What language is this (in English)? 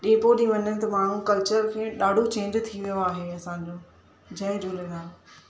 Sindhi